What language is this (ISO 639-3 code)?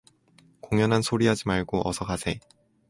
kor